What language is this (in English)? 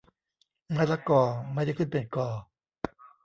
Thai